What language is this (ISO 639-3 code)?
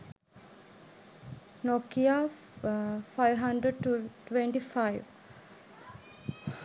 sin